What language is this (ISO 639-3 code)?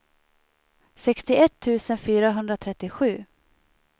swe